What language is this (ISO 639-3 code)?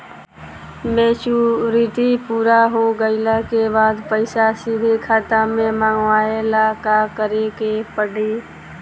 bho